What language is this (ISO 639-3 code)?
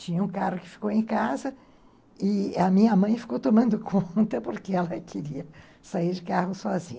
por